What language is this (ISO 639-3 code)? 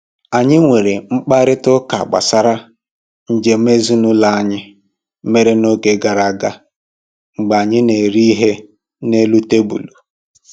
ibo